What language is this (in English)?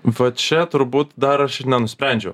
Lithuanian